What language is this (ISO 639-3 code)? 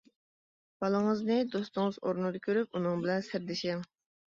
uig